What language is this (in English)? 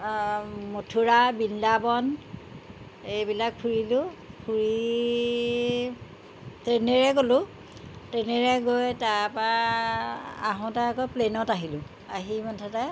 Assamese